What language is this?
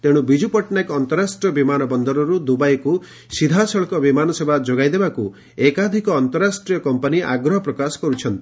Odia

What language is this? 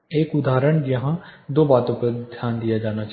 Hindi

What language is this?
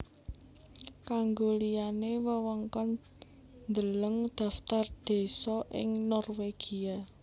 Javanese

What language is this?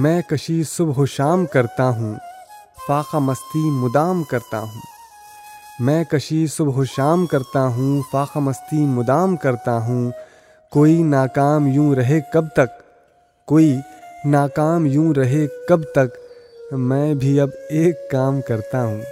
Urdu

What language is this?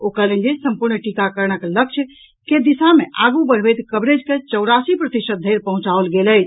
Maithili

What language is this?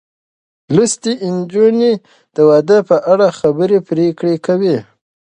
Pashto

